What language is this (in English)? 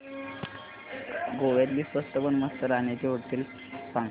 Marathi